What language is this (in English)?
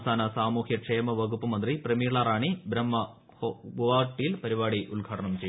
Malayalam